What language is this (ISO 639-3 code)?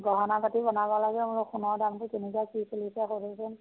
asm